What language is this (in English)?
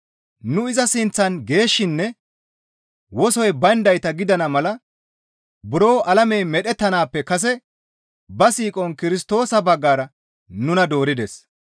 Gamo